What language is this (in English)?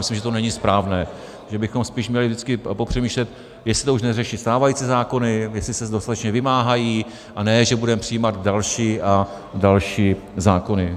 Czech